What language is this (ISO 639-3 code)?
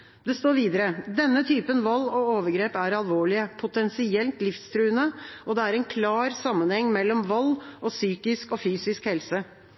nob